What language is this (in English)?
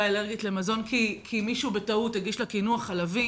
Hebrew